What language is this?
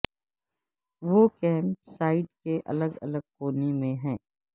Urdu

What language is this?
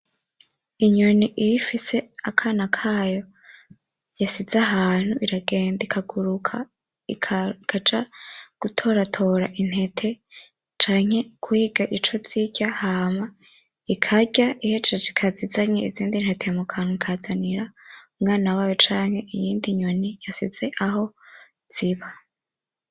Rundi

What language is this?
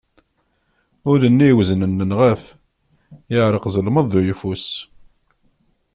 Kabyle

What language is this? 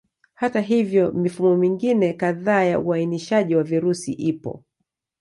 Swahili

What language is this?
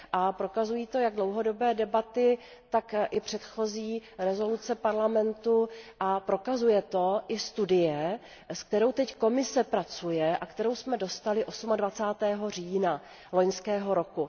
Czech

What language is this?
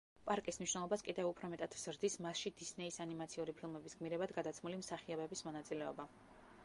Georgian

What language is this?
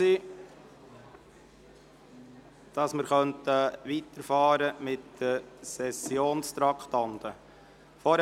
Swiss German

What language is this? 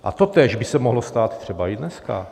Czech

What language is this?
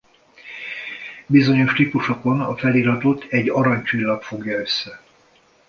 Hungarian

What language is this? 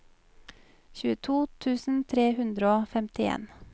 Norwegian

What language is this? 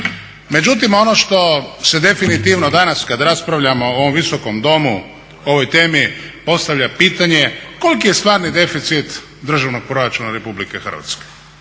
Croatian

